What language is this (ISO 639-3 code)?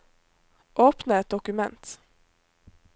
nor